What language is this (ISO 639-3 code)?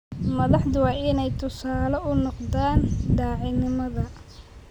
som